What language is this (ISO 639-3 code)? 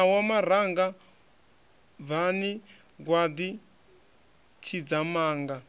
ven